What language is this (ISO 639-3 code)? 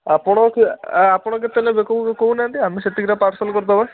ori